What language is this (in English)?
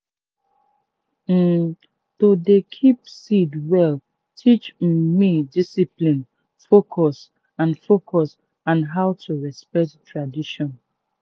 Nigerian Pidgin